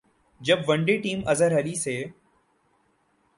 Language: Urdu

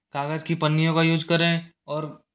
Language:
Hindi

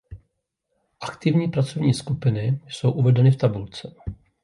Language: Czech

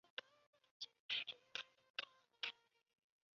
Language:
Chinese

